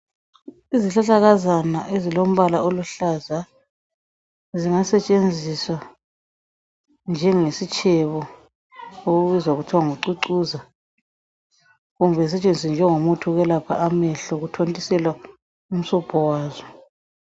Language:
North Ndebele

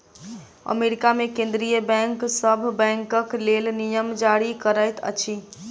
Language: Maithili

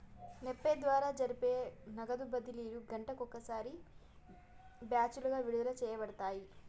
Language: Telugu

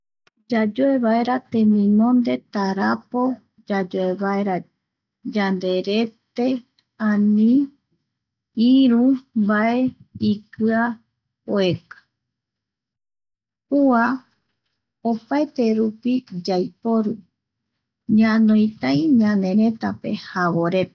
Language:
Eastern Bolivian Guaraní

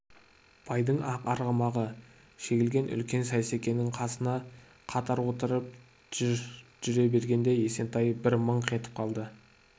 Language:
Kazakh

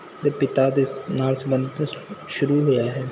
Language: Punjabi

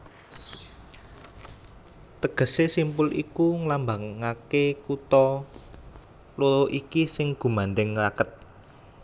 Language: Javanese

